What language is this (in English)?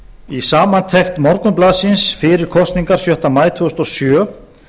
Icelandic